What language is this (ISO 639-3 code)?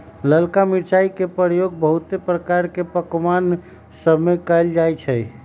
mag